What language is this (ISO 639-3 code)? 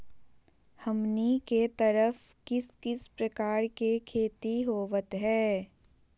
mag